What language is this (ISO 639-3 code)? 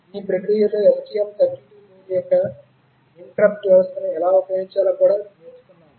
tel